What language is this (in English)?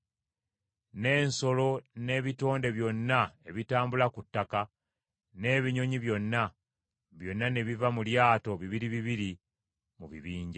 Ganda